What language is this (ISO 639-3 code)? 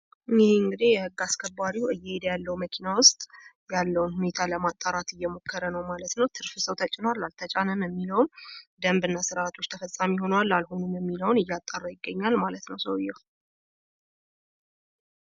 amh